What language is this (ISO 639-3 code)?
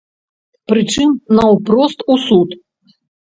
bel